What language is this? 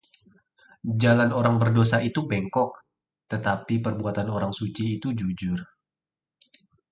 Indonesian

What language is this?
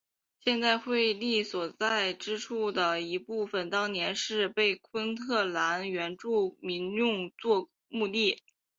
Chinese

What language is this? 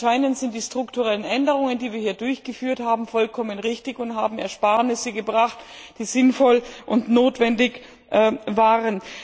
German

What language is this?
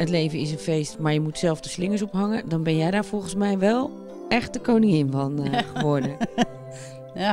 Dutch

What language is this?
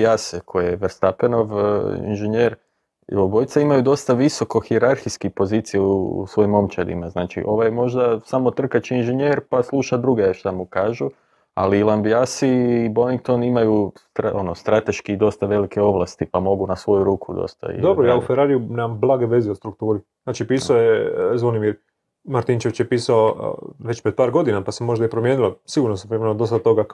Croatian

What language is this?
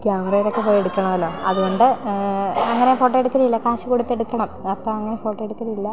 Malayalam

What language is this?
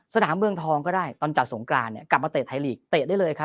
Thai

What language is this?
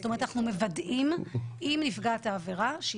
Hebrew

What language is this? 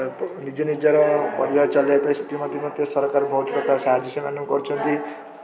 Odia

